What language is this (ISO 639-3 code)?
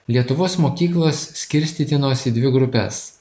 lit